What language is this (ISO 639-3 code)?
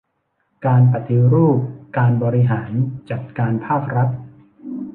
tha